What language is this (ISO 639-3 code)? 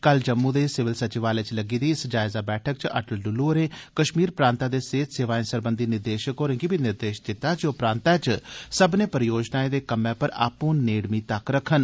doi